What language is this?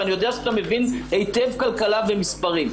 Hebrew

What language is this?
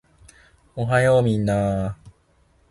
Japanese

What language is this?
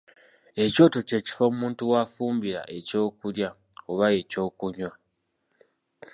Ganda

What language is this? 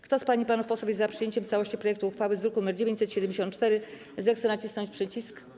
Polish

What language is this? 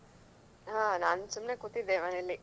Kannada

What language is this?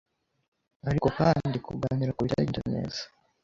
Kinyarwanda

